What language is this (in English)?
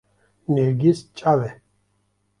Kurdish